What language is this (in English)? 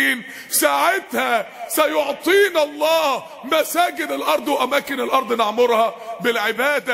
Arabic